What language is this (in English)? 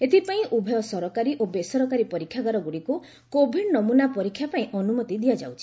Odia